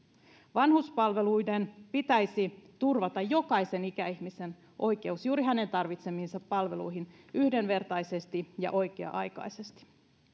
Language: Finnish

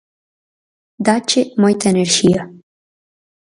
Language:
Galician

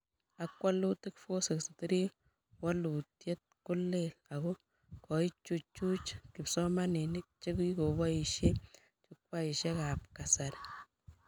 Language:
Kalenjin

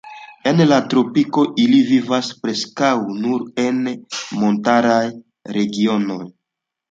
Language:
Esperanto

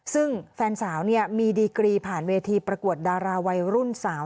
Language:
Thai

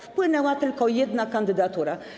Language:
Polish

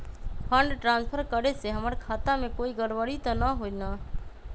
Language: Magahi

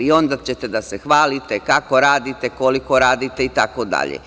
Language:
Serbian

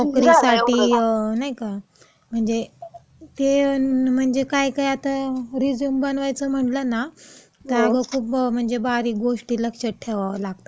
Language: Marathi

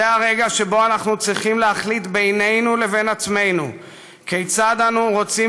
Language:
Hebrew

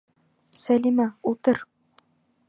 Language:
Bashkir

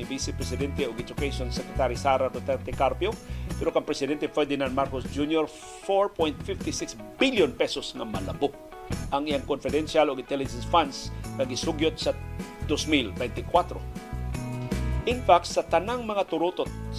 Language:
Filipino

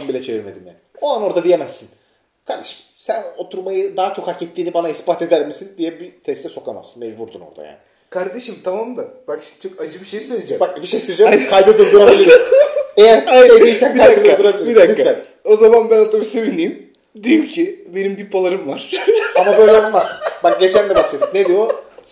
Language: Turkish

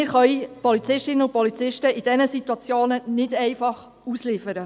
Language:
Swiss German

